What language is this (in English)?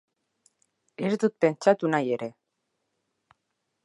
Basque